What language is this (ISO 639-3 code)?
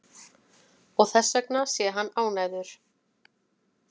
isl